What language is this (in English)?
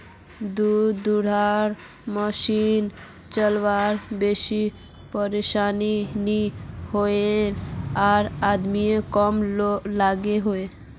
Magahi